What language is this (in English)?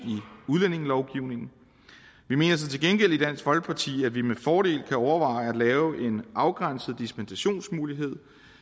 Danish